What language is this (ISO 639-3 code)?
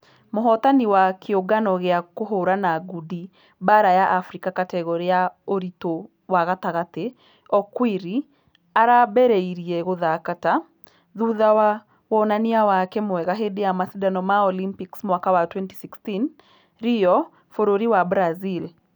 kik